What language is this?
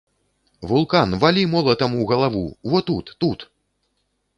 Belarusian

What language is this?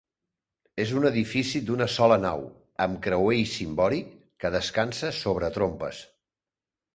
Catalan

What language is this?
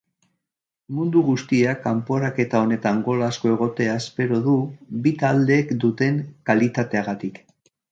Basque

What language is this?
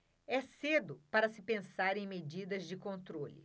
Portuguese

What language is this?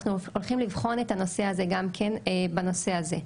Hebrew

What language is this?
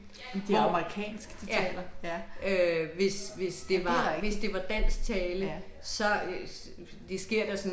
Danish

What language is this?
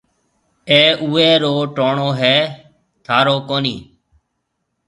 Marwari (Pakistan)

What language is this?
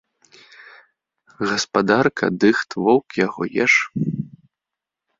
Belarusian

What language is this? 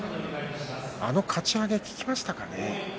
Japanese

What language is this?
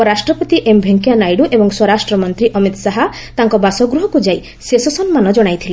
Odia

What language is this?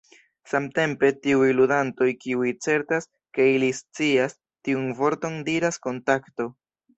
Esperanto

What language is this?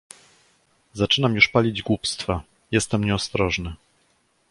Polish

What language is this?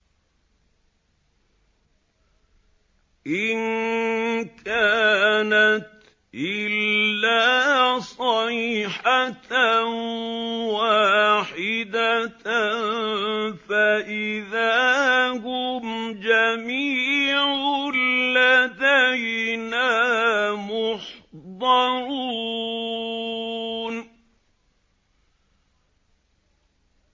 Arabic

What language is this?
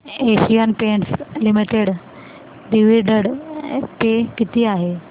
Marathi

